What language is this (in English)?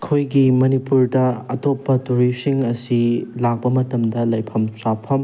Manipuri